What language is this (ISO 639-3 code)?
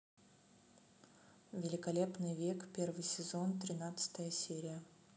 rus